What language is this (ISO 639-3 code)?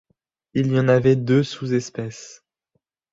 fra